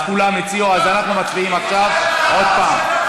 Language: Hebrew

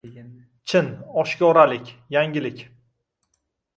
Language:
Uzbek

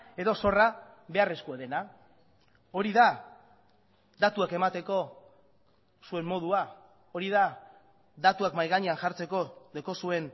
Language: Basque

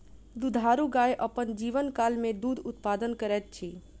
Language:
Maithili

